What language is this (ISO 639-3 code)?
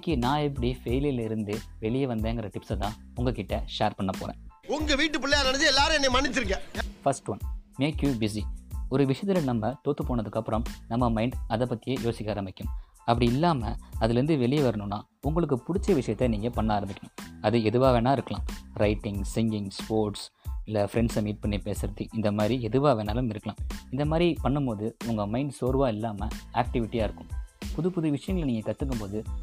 tam